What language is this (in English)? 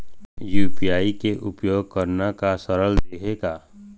Chhattisgarhi